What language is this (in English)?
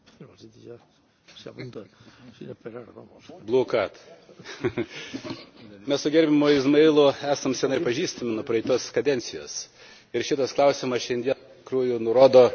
Lithuanian